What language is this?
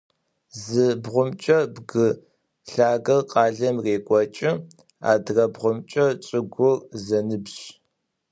Adyghe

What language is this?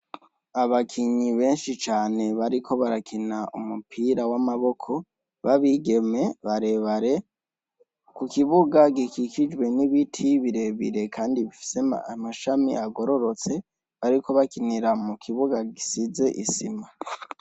Rundi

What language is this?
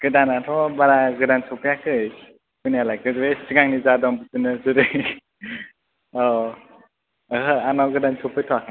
Bodo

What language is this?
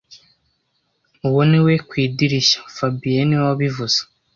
Kinyarwanda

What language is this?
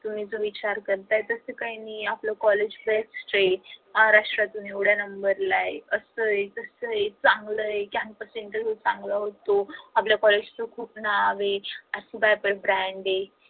Marathi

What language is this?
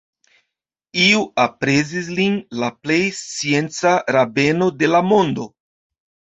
Esperanto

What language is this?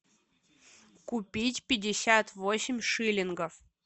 Russian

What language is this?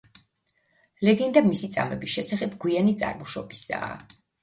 Georgian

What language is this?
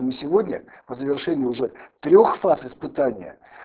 Russian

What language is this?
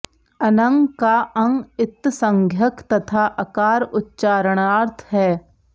Sanskrit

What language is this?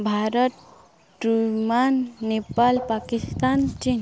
Odia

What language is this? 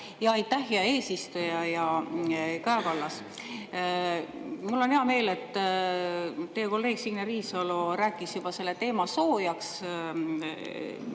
Estonian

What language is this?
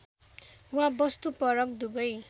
Nepali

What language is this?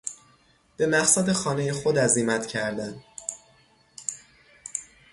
Persian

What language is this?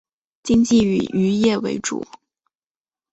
Chinese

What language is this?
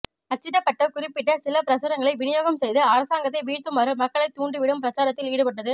Tamil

